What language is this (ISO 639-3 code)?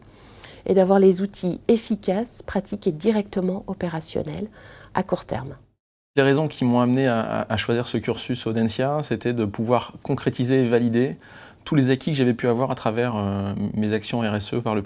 fra